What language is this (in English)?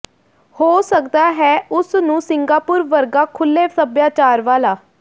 Punjabi